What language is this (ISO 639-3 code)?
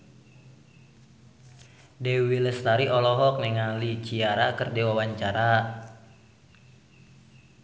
sun